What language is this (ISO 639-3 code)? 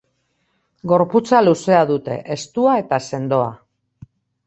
eus